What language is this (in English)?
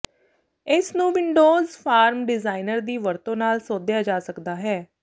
Punjabi